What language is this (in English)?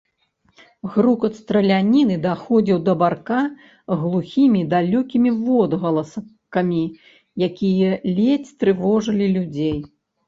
Belarusian